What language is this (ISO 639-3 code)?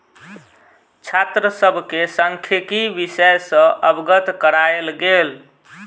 mai